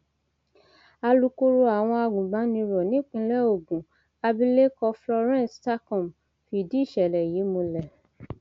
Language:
Yoruba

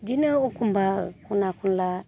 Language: Bodo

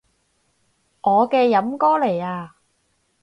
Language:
Cantonese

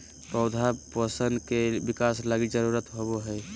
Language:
Magahi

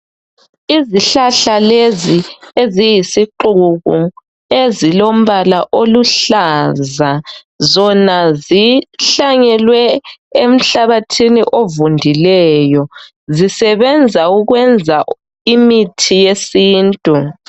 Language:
North Ndebele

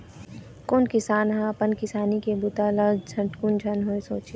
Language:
Chhattisgarhi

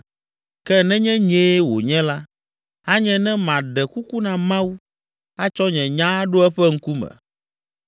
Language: Ewe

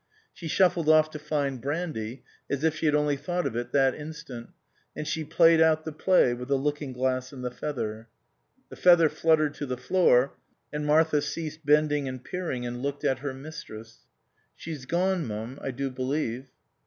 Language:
English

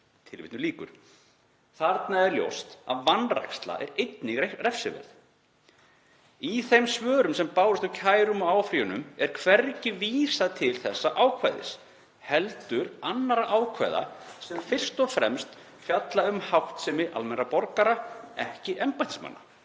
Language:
Icelandic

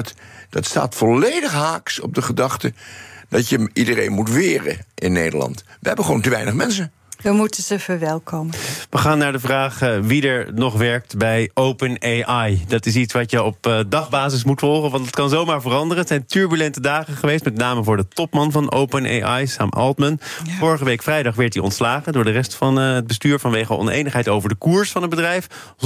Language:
Dutch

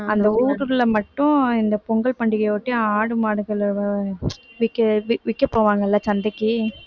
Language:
Tamil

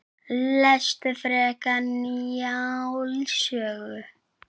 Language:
Icelandic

